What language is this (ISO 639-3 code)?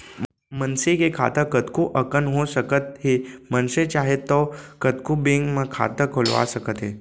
hne